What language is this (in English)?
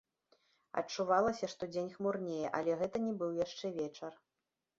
Belarusian